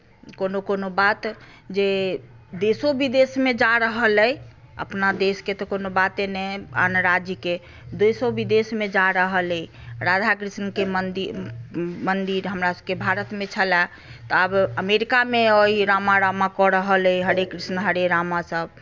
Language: Maithili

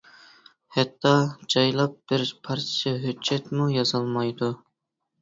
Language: Uyghur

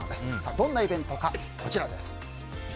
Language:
Japanese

